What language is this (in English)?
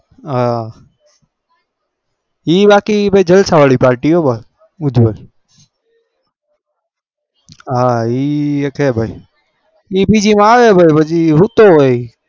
Gujarati